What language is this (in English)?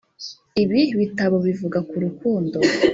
Kinyarwanda